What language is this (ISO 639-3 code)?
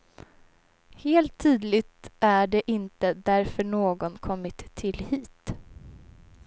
swe